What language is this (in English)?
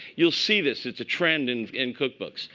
English